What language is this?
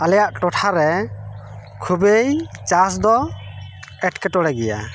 Santali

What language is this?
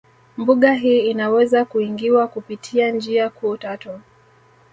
Swahili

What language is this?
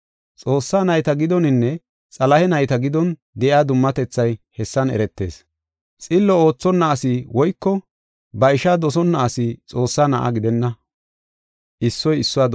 Gofa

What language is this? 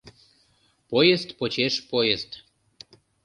Mari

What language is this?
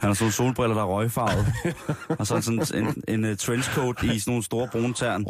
Danish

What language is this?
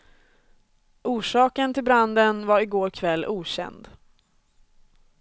Swedish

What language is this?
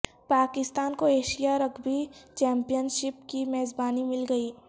Urdu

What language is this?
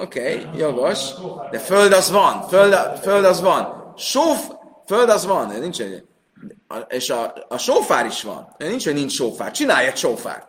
Hungarian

